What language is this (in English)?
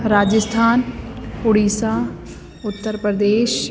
Sindhi